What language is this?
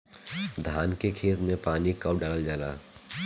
Bhojpuri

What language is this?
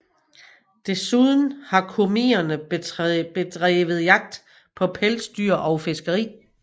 Danish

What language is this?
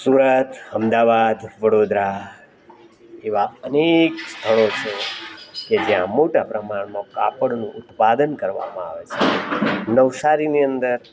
Gujarati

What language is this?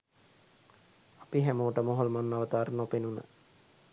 Sinhala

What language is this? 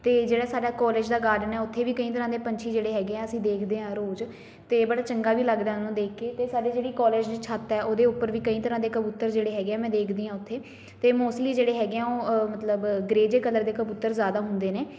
Punjabi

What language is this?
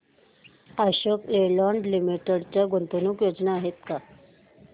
Marathi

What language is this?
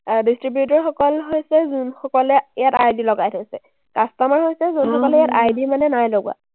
Assamese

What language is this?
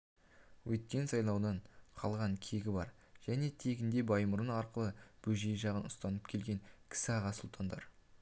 Kazakh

